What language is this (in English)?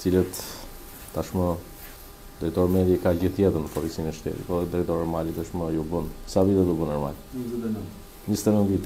Romanian